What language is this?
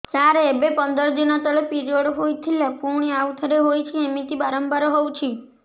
Odia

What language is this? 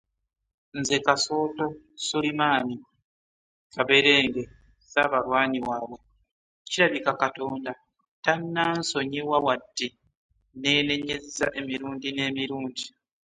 Ganda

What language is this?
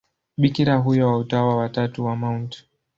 Swahili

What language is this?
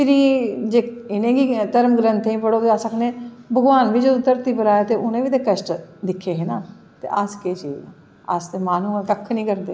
Dogri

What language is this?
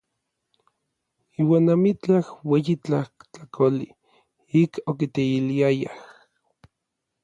Orizaba Nahuatl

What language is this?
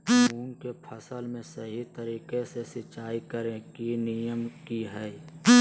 Magahi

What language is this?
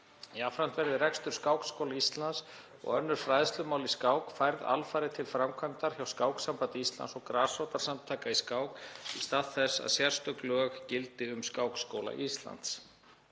Icelandic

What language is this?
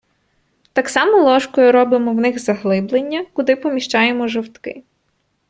Ukrainian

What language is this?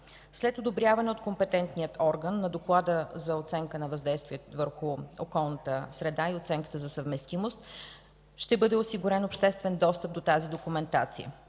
Bulgarian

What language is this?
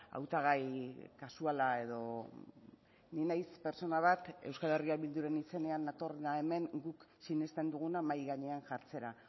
Basque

